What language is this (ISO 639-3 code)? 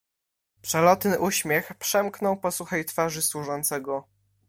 pol